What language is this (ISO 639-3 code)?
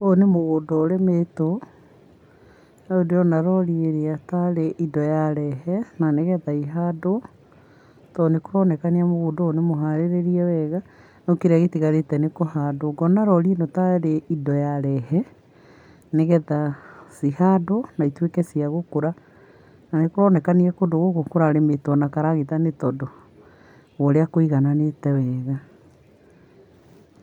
kik